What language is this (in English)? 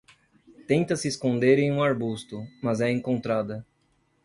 Portuguese